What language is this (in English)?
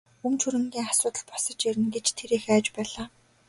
Mongolian